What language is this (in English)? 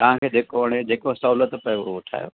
Sindhi